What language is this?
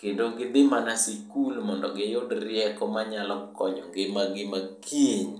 Luo (Kenya and Tanzania)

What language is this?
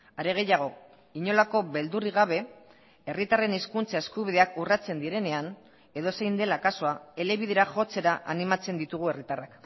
Basque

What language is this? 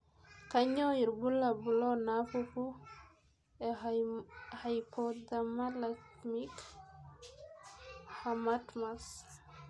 Masai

